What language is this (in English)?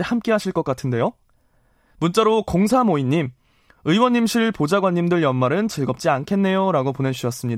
Korean